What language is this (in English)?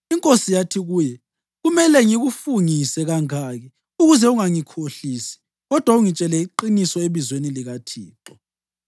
North Ndebele